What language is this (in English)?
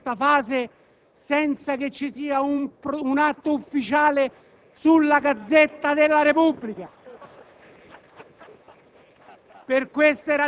Italian